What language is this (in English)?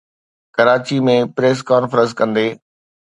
Sindhi